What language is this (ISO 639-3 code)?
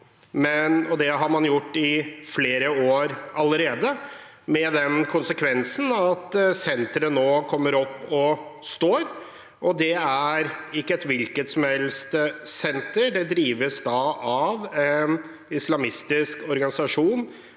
nor